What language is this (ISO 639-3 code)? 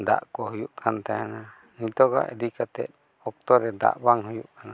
sat